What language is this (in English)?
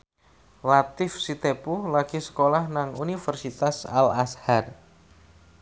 Javanese